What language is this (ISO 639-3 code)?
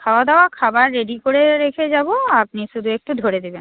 ben